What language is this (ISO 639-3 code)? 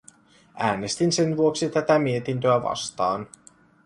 fin